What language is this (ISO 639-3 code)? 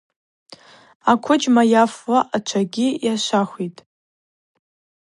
abq